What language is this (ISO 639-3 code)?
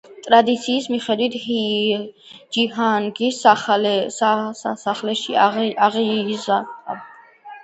kat